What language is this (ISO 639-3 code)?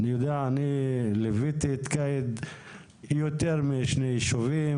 heb